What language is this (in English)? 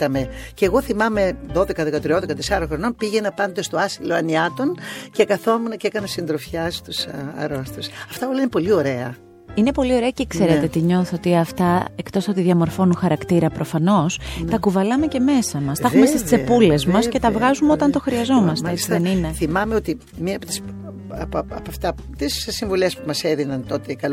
Greek